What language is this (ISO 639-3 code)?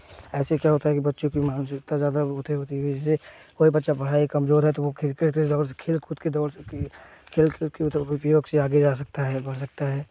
hin